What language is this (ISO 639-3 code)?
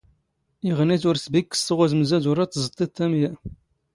zgh